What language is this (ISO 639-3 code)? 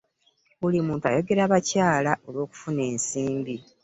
lug